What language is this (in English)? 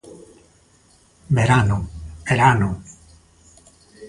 Galician